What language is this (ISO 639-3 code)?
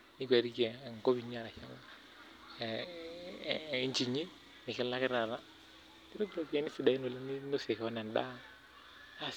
mas